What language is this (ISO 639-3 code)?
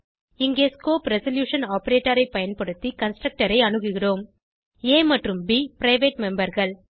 tam